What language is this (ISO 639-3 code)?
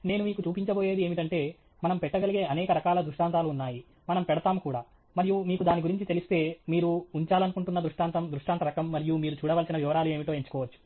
tel